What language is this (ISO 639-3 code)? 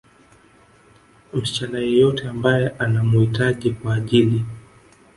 swa